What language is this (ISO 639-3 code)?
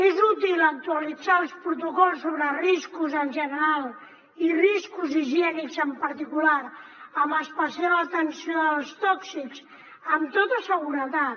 cat